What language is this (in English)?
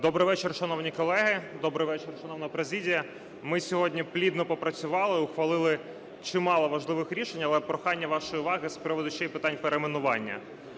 Ukrainian